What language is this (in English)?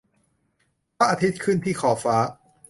Thai